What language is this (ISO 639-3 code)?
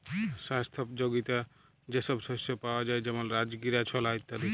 ben